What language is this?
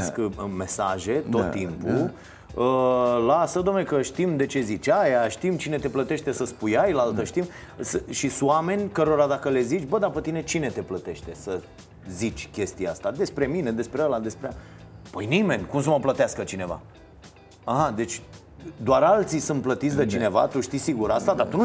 Romanian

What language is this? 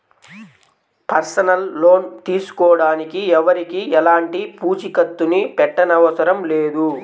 Telugu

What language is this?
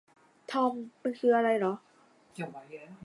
Thai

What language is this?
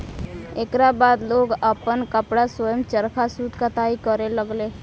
Bhojpuri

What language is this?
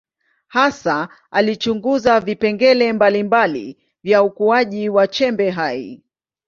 Swahili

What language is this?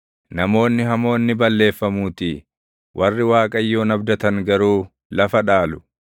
Oromo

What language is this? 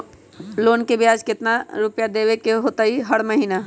Magahi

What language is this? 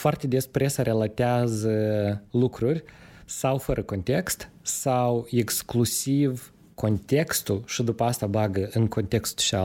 Romanian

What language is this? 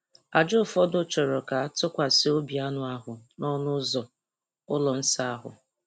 Igbo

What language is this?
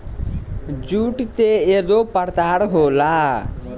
Bhojpuri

